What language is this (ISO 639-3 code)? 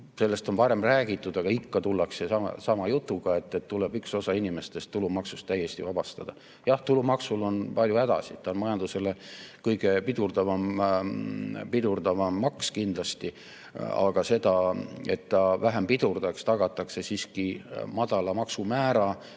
est